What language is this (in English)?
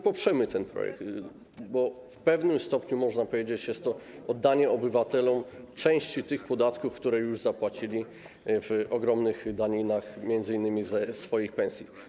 Polish